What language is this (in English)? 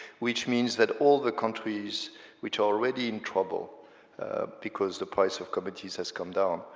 English